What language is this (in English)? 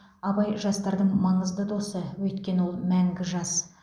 Kazakh